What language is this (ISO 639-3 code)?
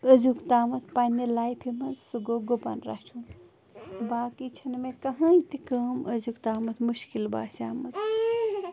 kas